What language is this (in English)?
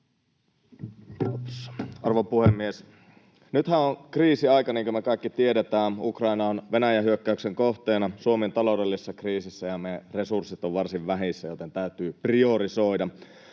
Finnish